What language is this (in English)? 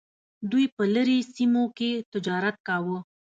Pashto